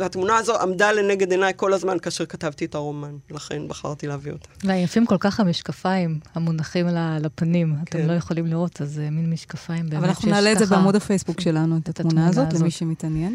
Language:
Hebrew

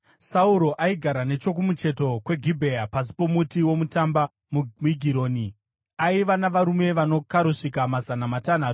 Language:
Shona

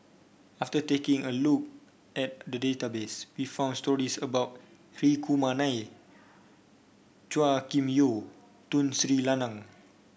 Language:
English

